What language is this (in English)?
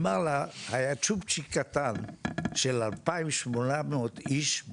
Hebrew